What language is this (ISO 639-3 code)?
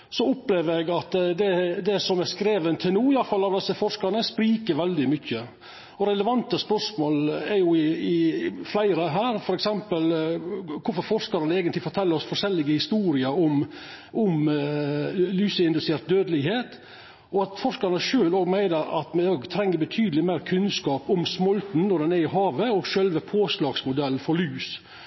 nno